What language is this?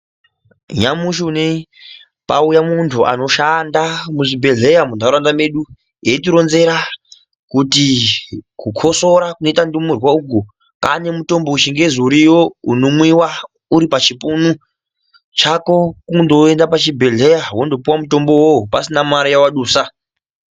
Ndau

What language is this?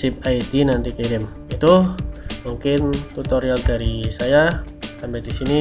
Indonesian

